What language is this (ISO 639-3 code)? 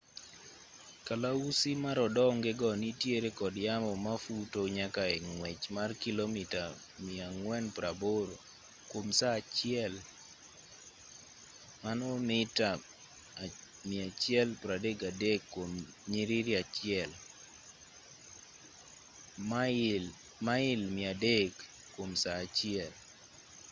luo